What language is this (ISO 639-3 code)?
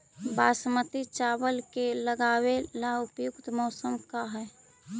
mag